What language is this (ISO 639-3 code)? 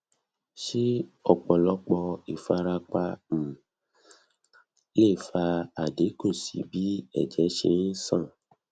yor